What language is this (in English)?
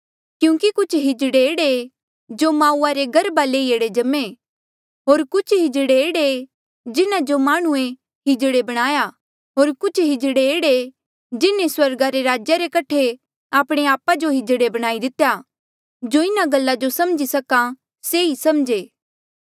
Mandeali